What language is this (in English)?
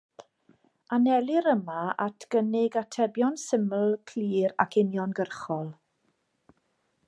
Welsh